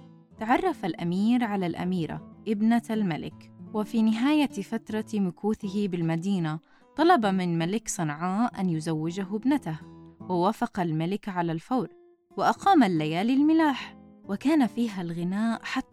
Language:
Arabic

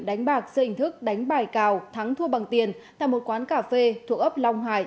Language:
Vietnamese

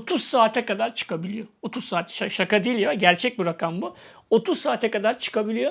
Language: Turkish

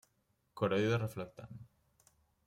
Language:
Catalan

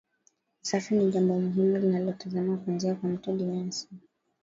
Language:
Swahili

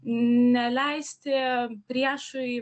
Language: Lithuanian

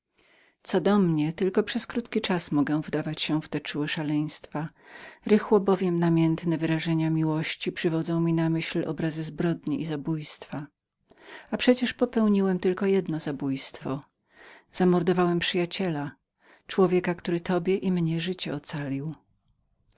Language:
Polish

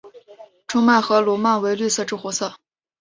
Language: Chinese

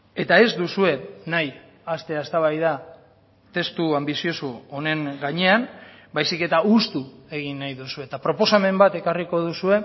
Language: Basque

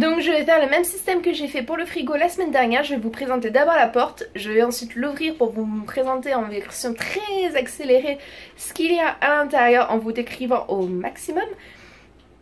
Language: French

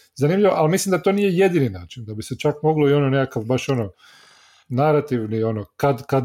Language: Croatian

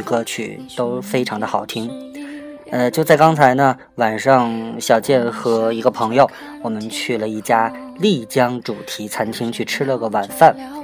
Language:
Chinese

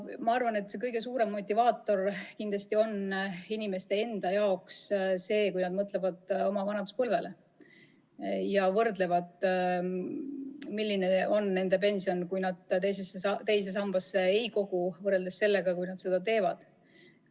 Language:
Estonian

